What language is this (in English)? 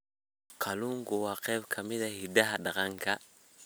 Somali